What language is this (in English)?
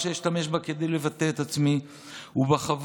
Hebrew